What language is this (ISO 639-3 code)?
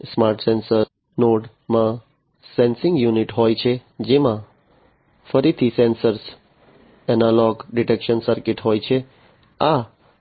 guj